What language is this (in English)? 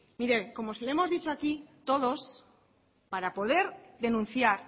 Spanish